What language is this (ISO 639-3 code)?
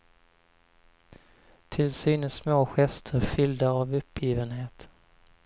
swe